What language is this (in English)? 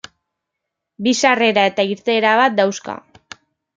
Basque